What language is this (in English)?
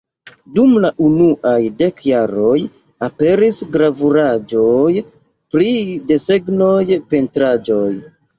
Esperanto